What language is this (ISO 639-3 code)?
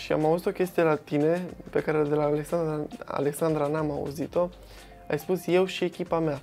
ron